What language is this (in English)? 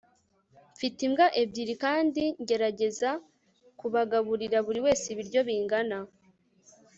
Kinyarwanda